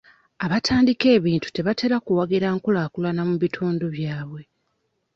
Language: Ganda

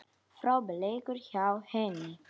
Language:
Icelandic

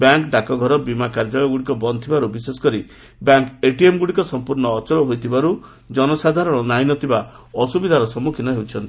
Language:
Odia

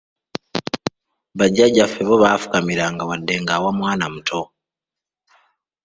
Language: Ganda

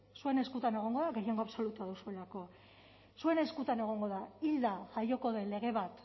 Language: Basque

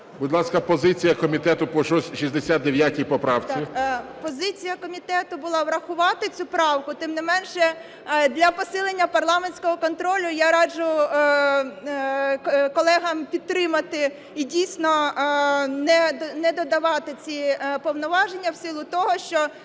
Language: Ukrainian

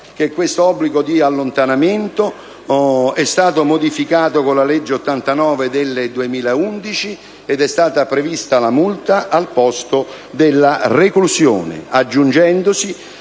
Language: Italian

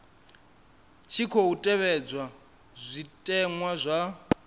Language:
Venda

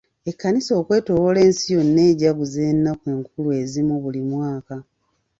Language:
Ganda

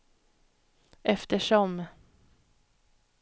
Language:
Swedish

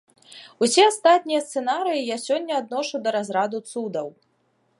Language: Belarusian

